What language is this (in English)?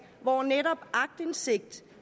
Danish